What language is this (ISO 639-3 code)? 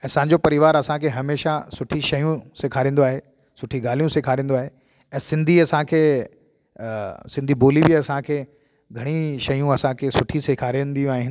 snd